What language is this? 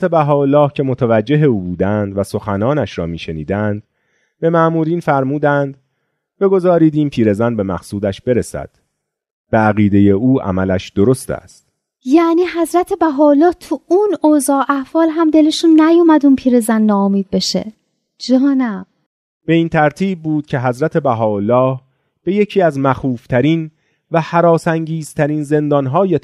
Persian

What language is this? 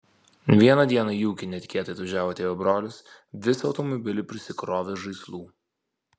Lithuanian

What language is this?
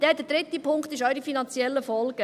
Swiss German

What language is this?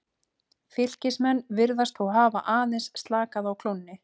Icelandic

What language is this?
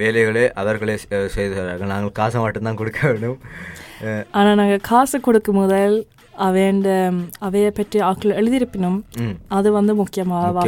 Tamil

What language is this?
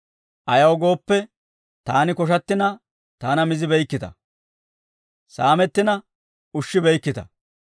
Dawro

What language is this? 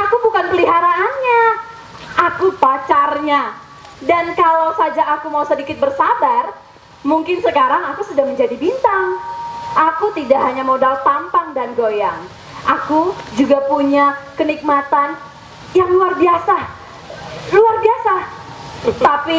Indonesian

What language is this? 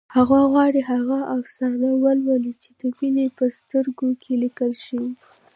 Pashto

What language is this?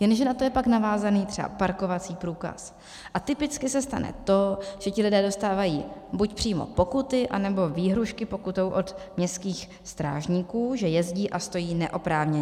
Czech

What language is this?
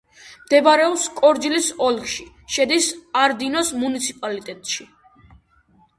Georgian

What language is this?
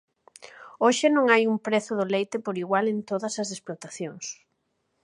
Galician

